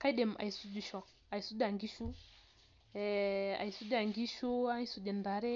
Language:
Masai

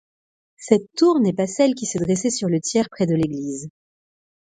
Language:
French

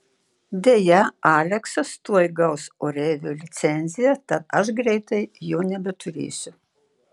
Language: Lithuanian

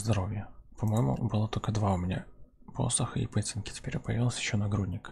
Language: Russian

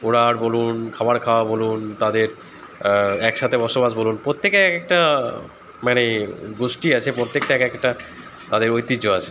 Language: Bangla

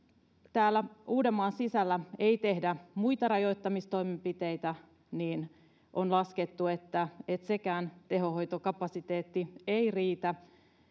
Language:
Finnish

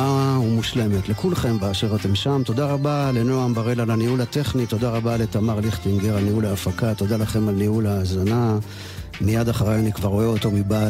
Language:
Hebrew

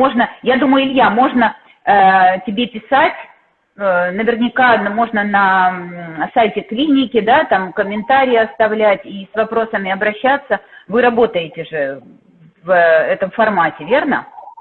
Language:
Russian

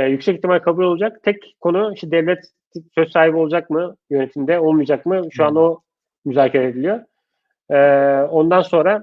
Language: Turkish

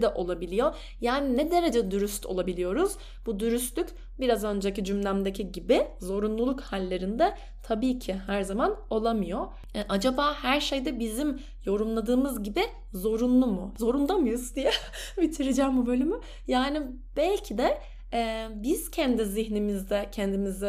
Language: Turkish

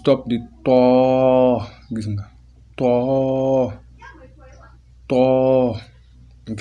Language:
Wolof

